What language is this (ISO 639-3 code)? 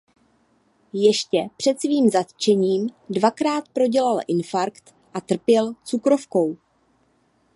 ces